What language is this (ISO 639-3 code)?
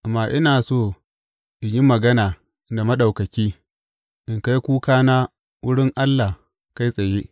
hau